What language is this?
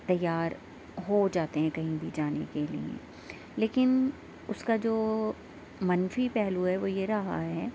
Urdu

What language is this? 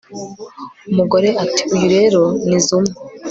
Kinyarwanda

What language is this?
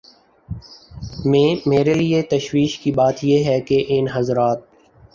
Urdu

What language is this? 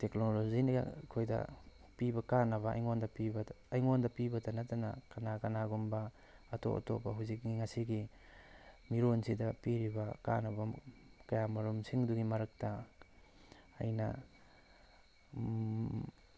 Manipuri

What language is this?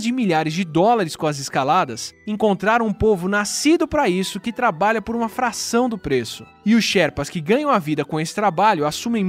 Portuguese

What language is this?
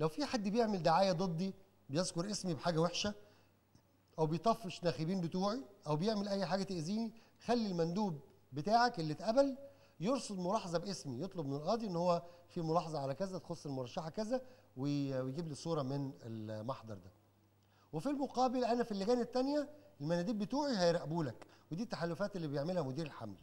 Arabic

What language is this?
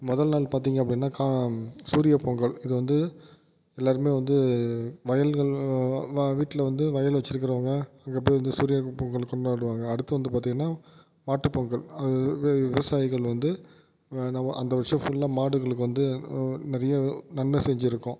Tamil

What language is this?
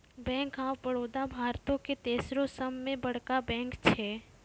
Maithili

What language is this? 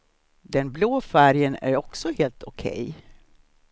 Swedish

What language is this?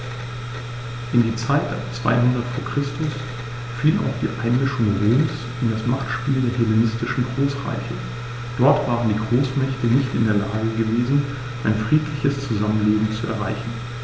German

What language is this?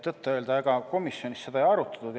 Estonian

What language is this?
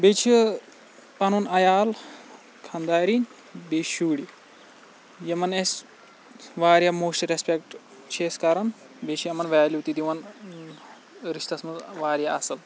Kashmiri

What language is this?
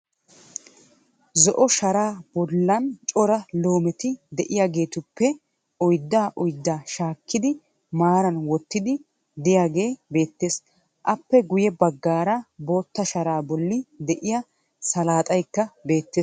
Wolaytta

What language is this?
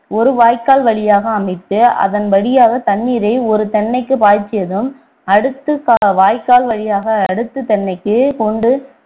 Tamil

